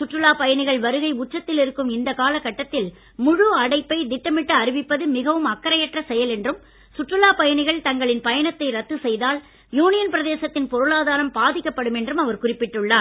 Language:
Tamil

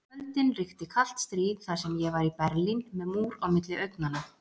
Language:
Icelandic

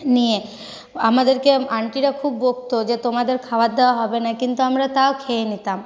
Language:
Bangla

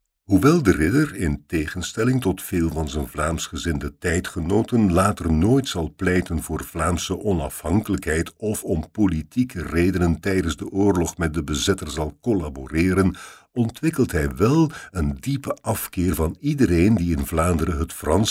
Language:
Dutch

